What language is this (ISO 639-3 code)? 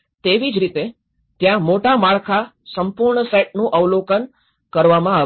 guj